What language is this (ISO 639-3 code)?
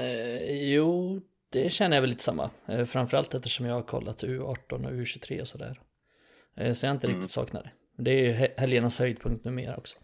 swe